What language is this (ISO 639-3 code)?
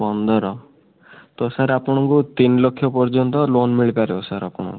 ori